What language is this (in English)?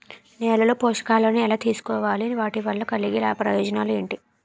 Telugu